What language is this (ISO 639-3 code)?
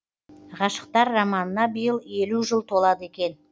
kaz